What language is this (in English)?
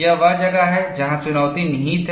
Hindi